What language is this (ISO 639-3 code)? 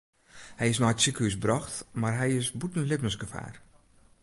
fry